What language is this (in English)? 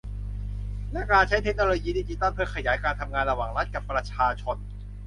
Thai